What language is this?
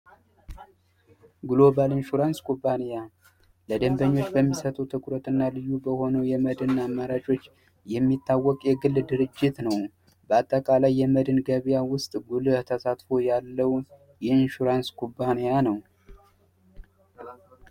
Amharic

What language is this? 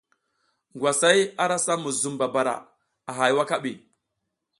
South Giziga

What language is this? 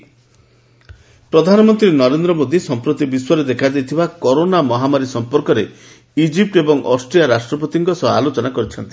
Odia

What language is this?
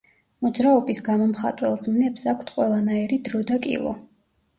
Georgian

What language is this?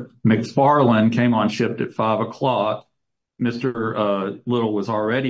English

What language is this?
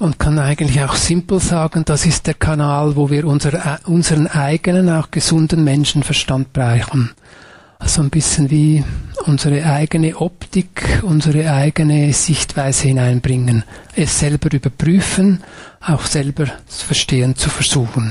German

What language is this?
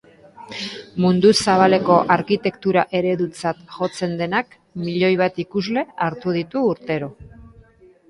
Basque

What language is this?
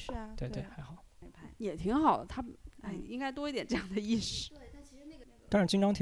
Chinese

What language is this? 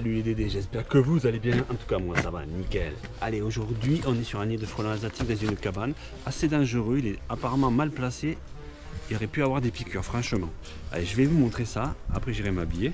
French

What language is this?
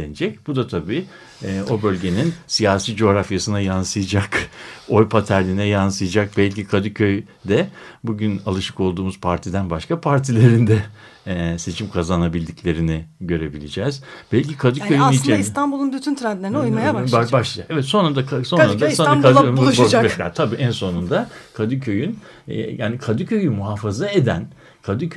Turkish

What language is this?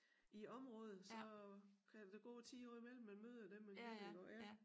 Danish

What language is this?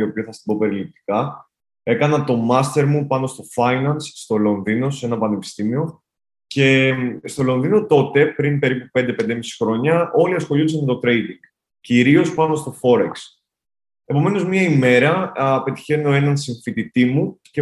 Greek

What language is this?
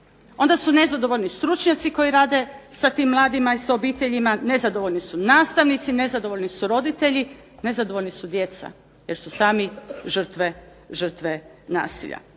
Croatian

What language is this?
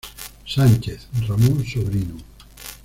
Spanish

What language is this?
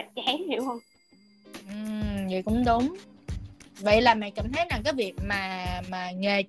Vietnamese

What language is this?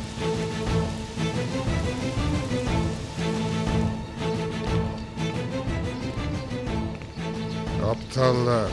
Turkish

